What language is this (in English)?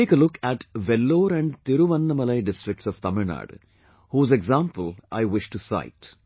English